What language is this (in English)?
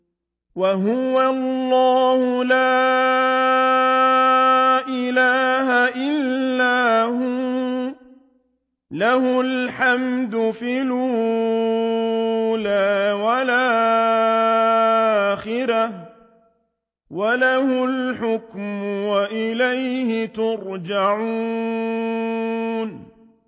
Arabic